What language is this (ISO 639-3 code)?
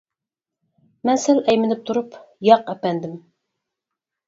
uig